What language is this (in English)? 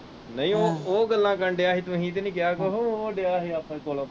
Punjabi